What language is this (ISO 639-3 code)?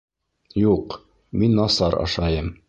bak